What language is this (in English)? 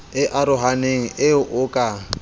Southern Sotho